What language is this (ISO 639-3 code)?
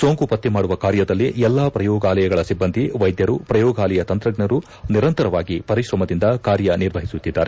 kan